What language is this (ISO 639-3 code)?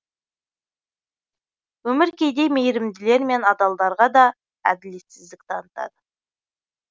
kaz